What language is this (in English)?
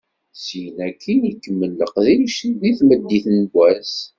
Kabyle